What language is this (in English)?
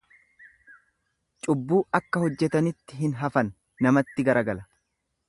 Oromo